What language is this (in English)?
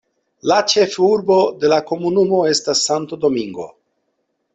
Esperanto